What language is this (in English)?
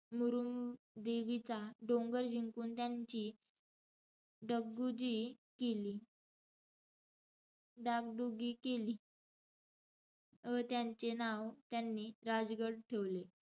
Marathi